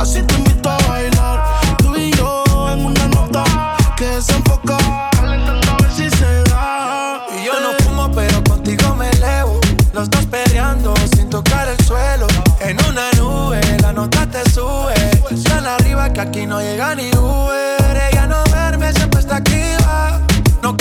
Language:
Spanish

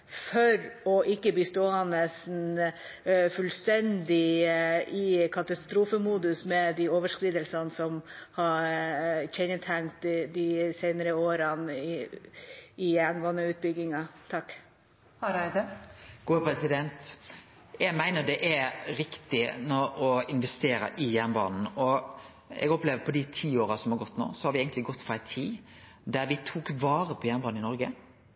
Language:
Norwegian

